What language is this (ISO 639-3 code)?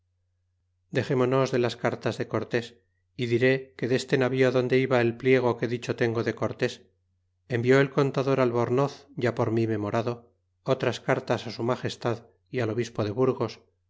spa